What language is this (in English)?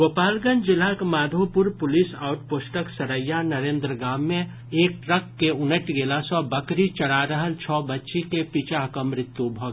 Maithili